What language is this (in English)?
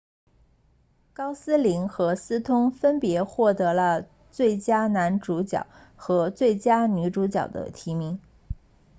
Chinese